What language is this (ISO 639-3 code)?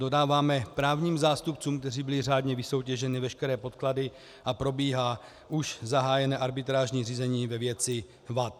ces